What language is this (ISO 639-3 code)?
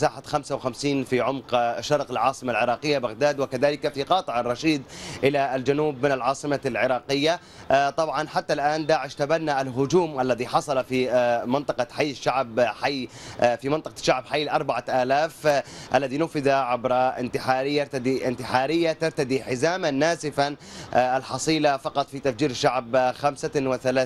ara